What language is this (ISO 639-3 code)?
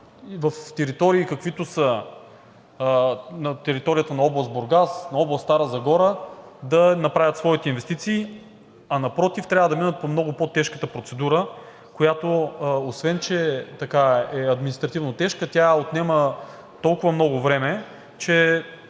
bul